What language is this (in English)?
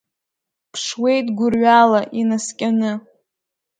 Abkhazian